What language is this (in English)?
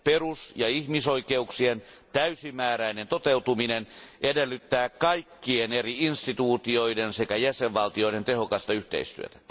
Finnish